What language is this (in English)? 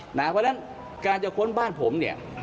Thai